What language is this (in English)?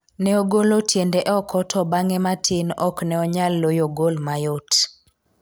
Luo (Kenya and Tanzania)